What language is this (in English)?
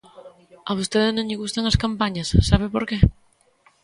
Galician